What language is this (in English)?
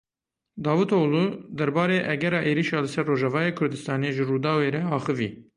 Kurdish